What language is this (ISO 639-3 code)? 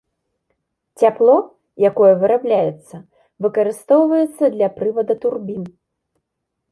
bel